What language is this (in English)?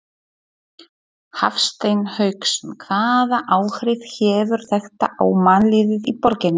Icelandic